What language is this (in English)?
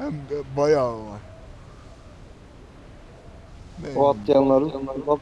Turkish